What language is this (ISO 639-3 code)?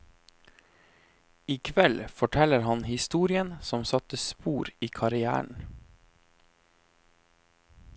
nor